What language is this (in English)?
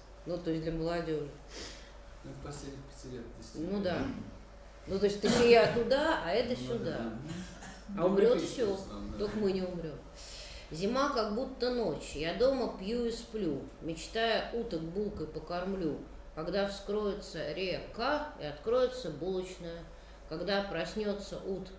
Russian